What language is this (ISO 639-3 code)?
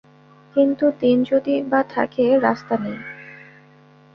ben